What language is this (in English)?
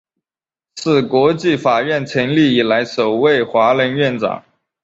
Chinese